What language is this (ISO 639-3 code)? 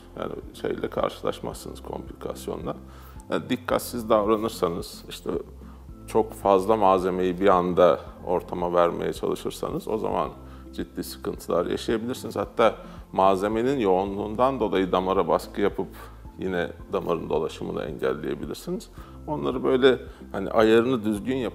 tur